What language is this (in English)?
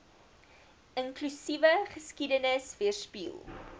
Afrikaans